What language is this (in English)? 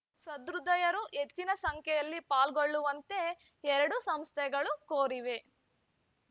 Kannada